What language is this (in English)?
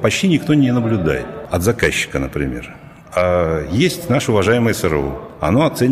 Russian